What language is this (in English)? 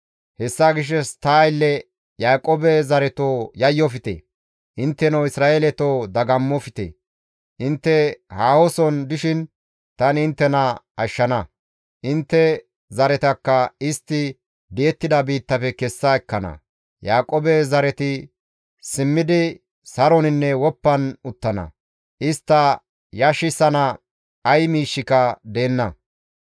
Gamo